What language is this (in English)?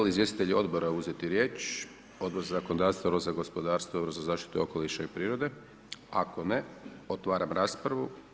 Croatian